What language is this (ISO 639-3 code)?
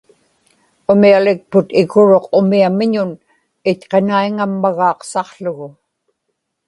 ipk